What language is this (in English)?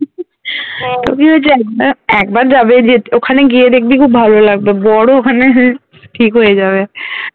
Bangla